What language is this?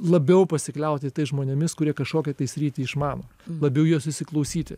Lithuanian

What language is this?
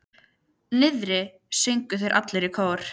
Icelandic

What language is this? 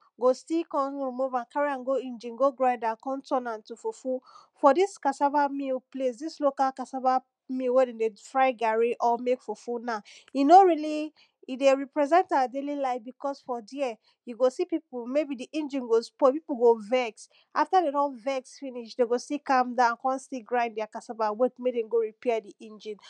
Nigerian Pidgin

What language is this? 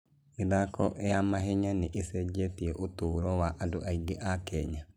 Kikuyu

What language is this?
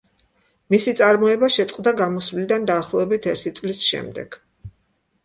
Georgian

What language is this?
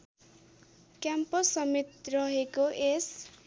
Nepali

